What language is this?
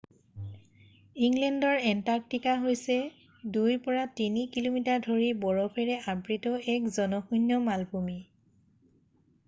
Assamese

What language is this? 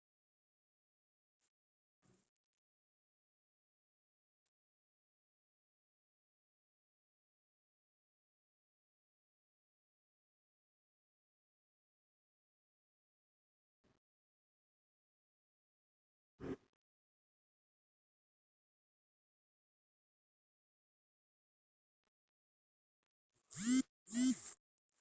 Igbo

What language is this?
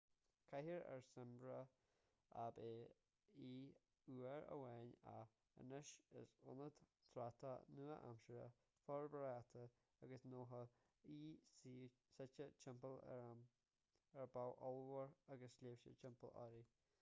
Irish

